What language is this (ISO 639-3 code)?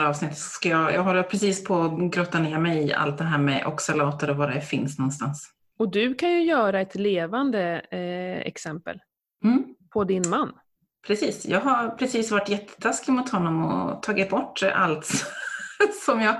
swe